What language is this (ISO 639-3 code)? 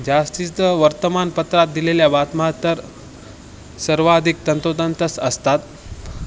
mar